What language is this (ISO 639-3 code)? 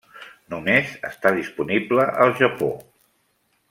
cat